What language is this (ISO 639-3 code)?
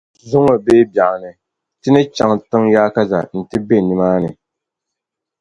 dag